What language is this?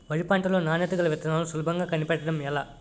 Telugu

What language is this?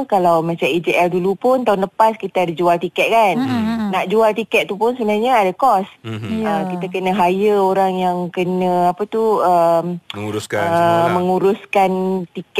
Malay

